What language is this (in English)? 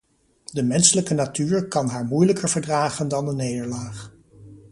Dutch